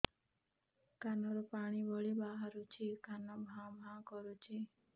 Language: Odia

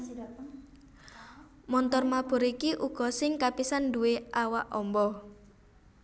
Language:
Javanese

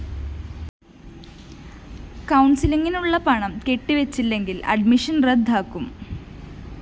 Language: Malayalam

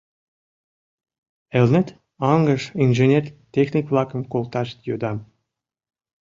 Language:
Mari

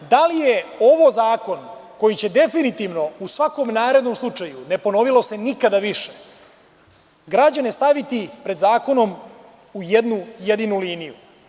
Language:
Serbian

